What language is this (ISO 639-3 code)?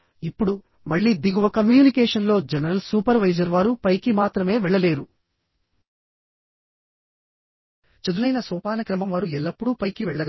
tel